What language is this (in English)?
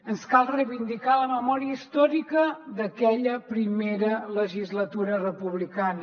Catalan